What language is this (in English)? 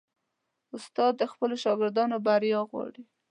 Pashto